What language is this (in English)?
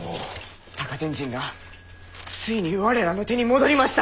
Japanese